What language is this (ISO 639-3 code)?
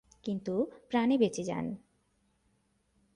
ben